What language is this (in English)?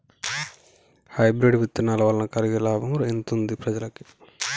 Telugu